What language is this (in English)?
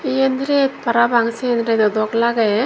Chakma